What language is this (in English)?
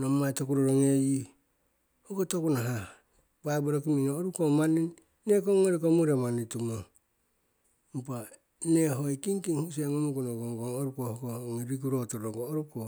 Siwai